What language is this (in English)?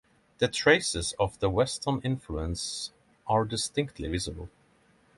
English